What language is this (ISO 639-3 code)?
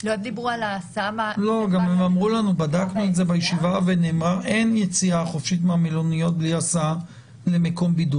heb